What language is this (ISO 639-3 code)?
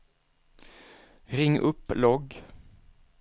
swe